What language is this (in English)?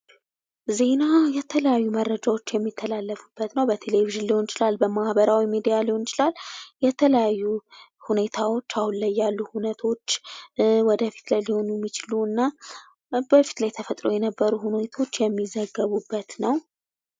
Amharic